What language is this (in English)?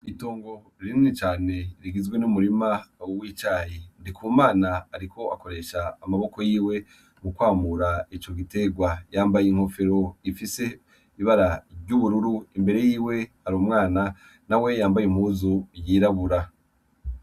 Rundi